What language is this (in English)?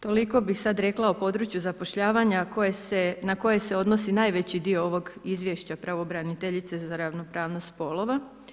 Croatian